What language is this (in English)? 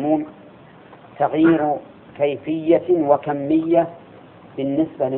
Arabic